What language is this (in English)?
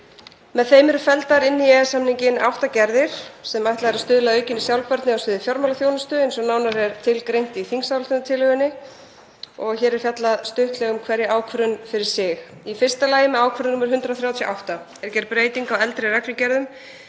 Icelandic